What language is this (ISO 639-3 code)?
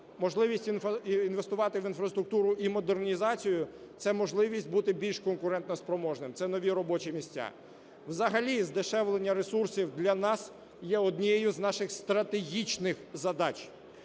ukr